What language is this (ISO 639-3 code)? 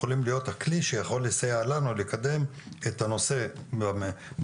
heb